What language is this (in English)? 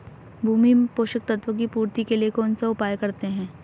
Hindi